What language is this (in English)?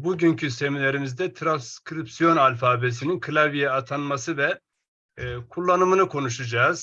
Turkish